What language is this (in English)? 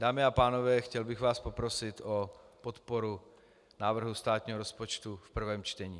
Czech